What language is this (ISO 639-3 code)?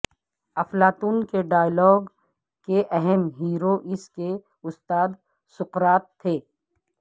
urd